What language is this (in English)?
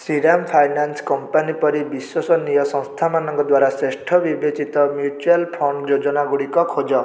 Odia